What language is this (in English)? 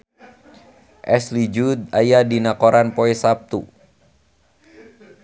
Sundanese